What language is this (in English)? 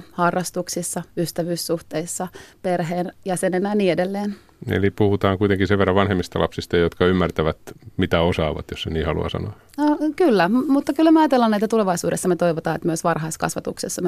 Finnish